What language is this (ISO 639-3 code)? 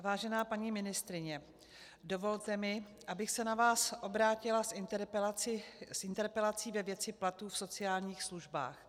ces